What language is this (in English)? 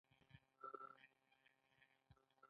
Pashto